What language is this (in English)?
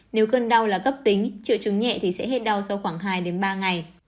Vietnamese